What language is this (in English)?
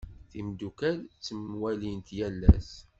Kabyle